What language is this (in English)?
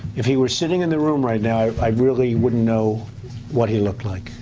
English